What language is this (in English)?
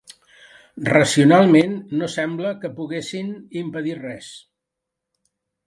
Catalan